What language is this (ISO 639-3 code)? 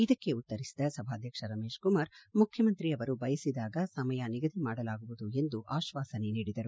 kan